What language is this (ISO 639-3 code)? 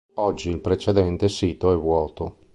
ita